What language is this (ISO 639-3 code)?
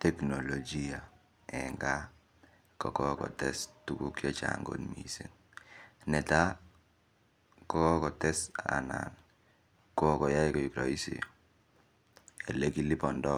kln